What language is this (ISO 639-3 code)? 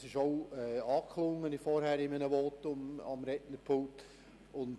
gsw